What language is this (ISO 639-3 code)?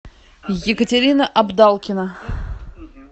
rus